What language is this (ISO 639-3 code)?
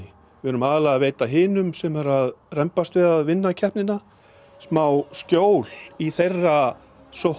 isl